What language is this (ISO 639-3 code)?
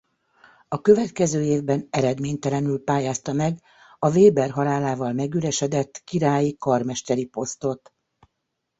hun